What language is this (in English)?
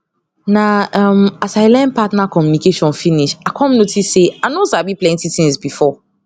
Nigerian Pidgin